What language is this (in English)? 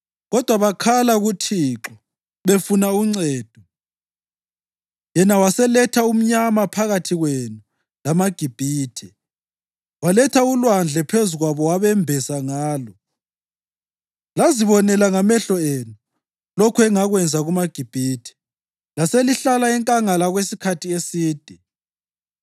North Ndebele